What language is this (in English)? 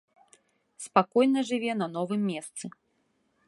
Belarusian